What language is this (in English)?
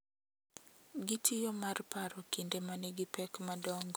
Luo (Kenya and Tanzania)